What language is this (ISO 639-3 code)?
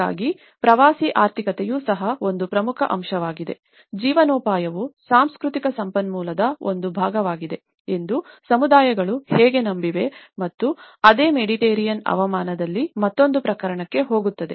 kan